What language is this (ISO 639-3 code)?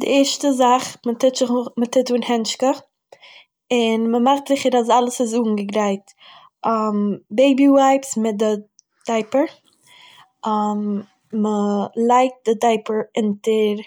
yid